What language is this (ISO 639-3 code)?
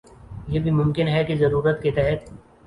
urd